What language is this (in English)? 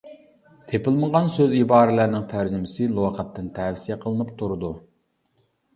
Uyghur